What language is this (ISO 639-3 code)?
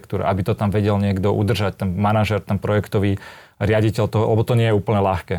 slk